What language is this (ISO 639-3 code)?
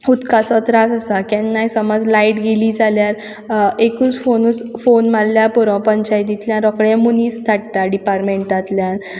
kok